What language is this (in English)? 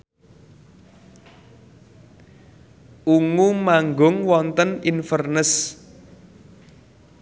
Javanese